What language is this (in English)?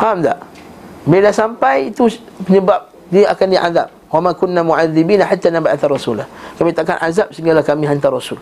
Malay